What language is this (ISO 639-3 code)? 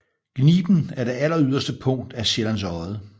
dan